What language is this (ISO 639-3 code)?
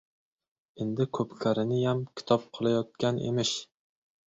uzb